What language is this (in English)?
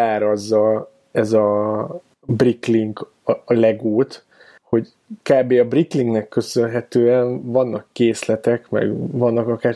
Hungarian